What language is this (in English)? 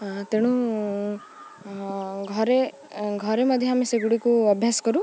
Odia